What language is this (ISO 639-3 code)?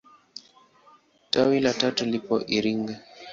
swa